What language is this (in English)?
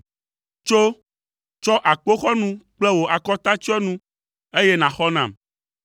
Ewe